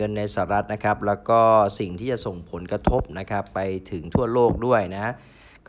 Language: Thai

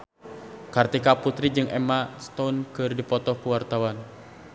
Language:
Sundanese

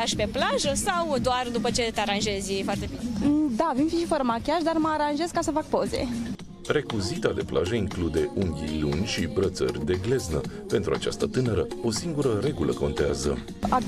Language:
Romanian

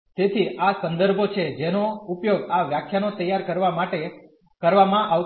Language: Gujarati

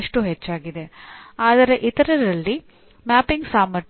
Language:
Kannada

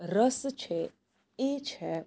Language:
Gujarati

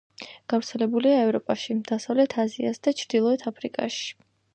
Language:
Georgian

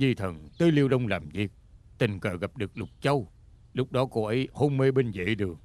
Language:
Vietnamese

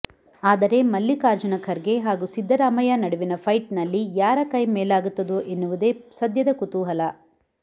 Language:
Kannada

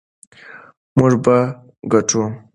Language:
Pashto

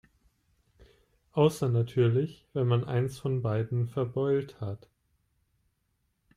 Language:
German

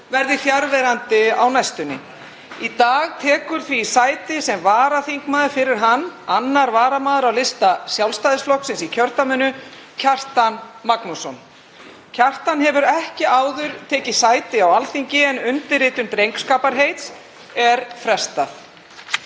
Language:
Icelandic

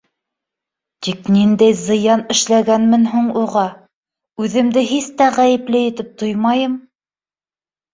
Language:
Bashkir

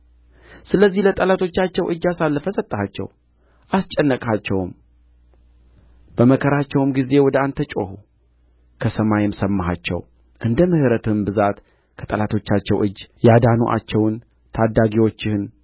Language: Amharic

